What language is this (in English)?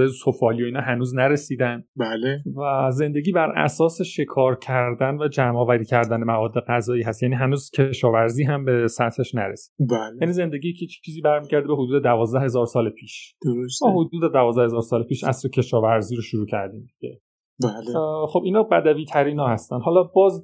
Persian